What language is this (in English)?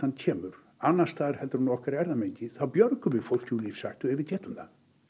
Icelandic